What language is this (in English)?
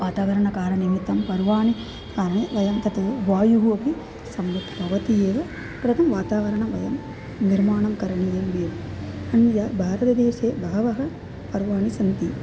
Sanskrit